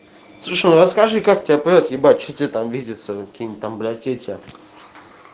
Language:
Russian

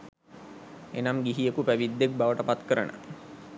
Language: Sinhala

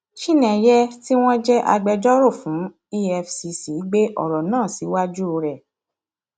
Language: Yoruba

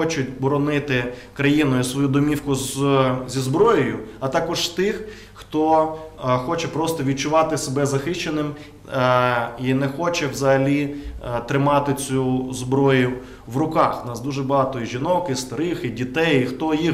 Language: Ukrainian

